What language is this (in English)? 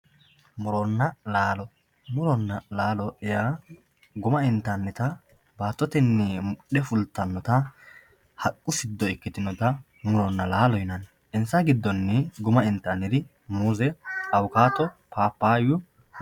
Sidamo